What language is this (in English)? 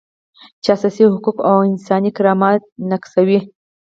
Pashto